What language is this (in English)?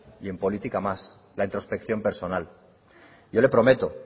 Spanish